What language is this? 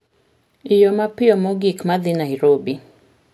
Luo (Kenya and Tanzania)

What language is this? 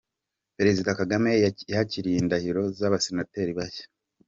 Kinyarwanda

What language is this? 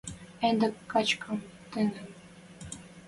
Western Mari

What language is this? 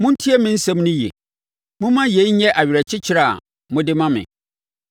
Akan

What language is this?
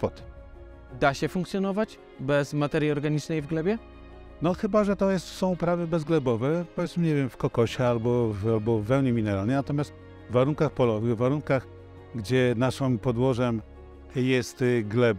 Polish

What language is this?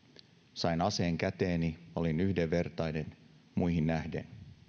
Finnish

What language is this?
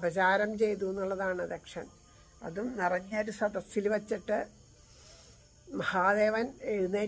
Italian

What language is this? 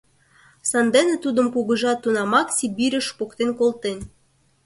Mari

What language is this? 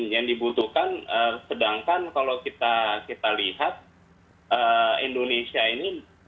Indonesian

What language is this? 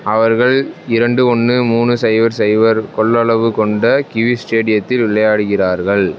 Tamil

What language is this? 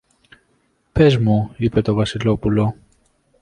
Greek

